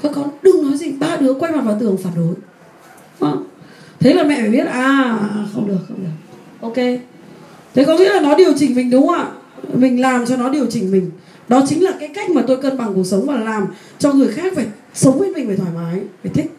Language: Vietnamese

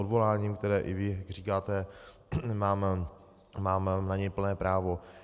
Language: Czech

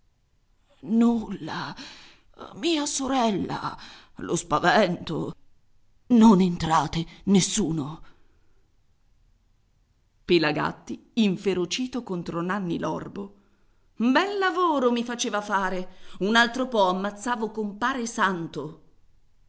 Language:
Italian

